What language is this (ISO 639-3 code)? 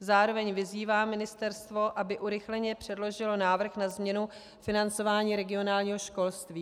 ces